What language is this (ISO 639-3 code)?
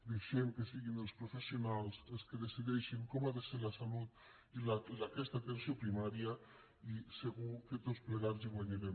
cat